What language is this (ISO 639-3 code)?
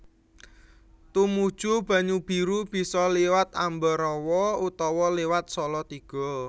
jav